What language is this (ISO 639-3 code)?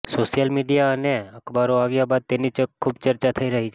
guj